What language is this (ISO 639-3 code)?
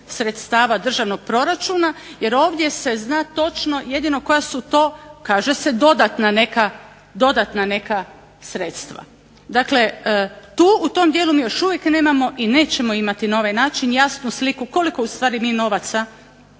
hrv